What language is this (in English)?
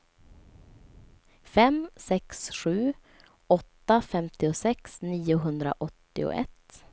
Swedish